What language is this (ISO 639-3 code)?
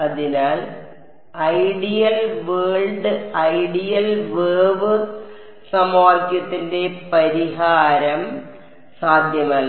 mal